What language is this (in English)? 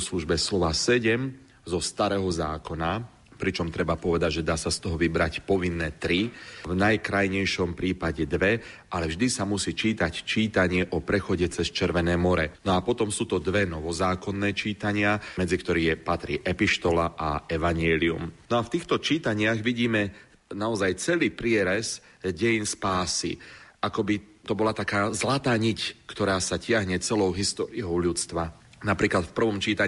Slovak